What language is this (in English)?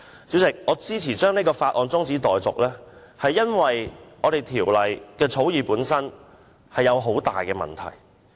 Cantonese